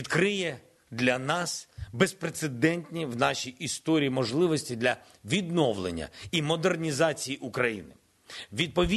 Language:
Ukrainian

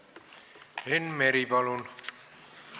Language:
Estonian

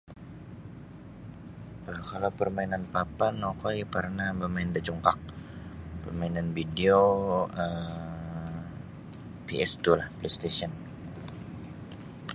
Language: Sabah Bisaya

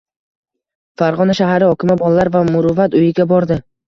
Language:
Uzbek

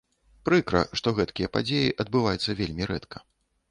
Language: Belarusian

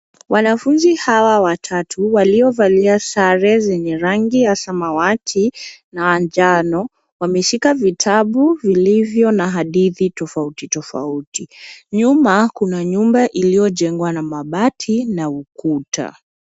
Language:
Swahili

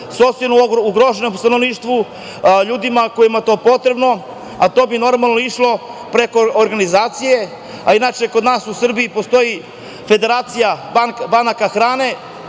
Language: Serbian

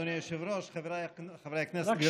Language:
Hebrew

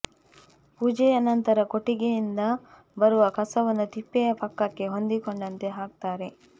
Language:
Kannada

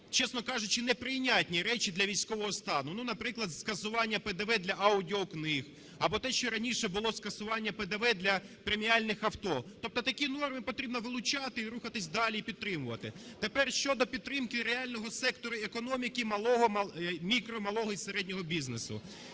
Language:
Ukrainian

